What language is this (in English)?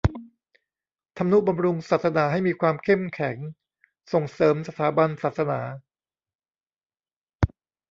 Thai